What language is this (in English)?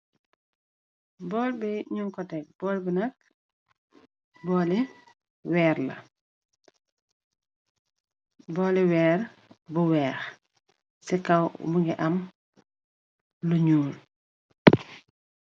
Wolof